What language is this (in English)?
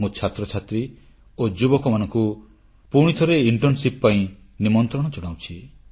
Odia